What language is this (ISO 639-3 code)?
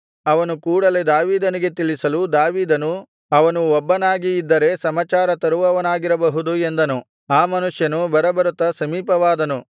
kan